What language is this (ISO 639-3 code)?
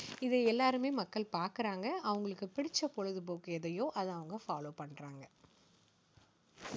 tam